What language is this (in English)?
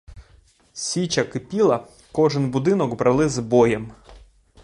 Ukrainian